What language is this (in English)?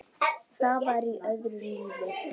Icelandic